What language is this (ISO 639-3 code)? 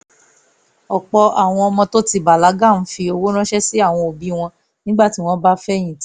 yor